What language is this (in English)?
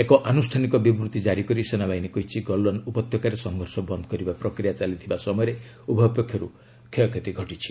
Odia